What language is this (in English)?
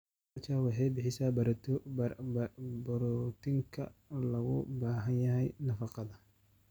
Somali